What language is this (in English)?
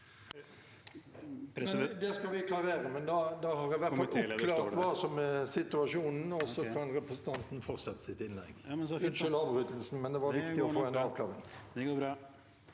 Norwegian